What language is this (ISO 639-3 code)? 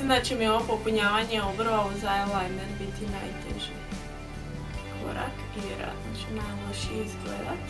ron